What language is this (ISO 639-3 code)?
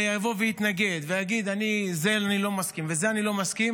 heb